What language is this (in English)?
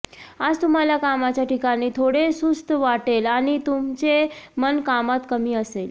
Marathi